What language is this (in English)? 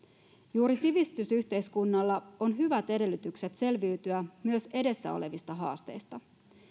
Finnish